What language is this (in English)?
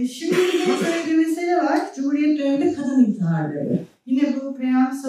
Turkish